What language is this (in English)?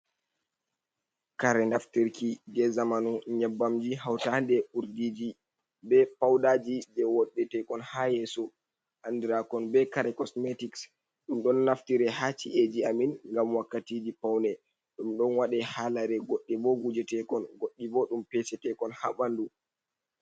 Fula